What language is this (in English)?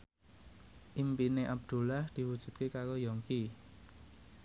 Javanese